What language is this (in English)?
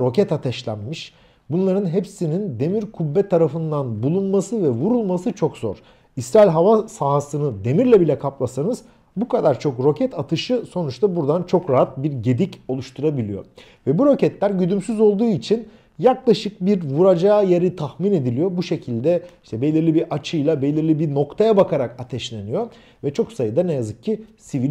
Turkish